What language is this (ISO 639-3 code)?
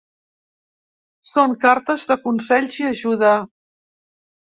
cat